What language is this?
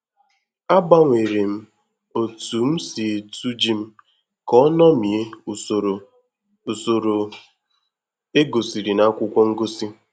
Igbo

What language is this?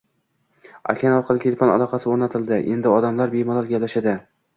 Uzbek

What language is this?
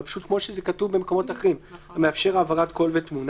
Hebrew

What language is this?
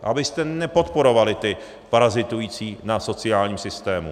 Czech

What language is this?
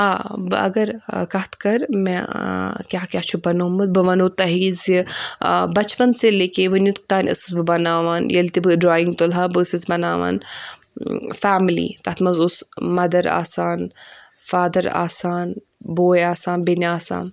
Kashmiri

